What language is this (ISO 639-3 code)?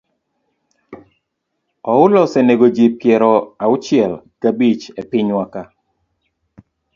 luo